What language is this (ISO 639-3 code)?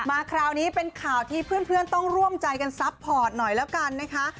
tha